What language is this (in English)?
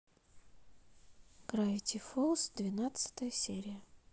Russian